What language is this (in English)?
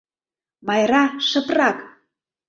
Mari